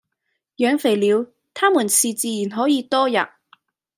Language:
Cantonese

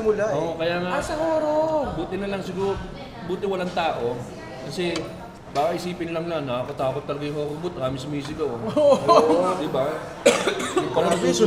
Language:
Filipino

